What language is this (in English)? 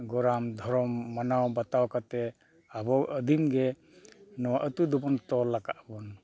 Santali